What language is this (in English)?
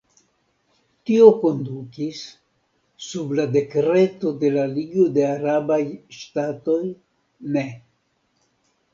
Esperanto